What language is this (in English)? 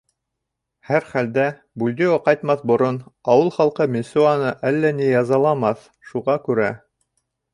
Bashkir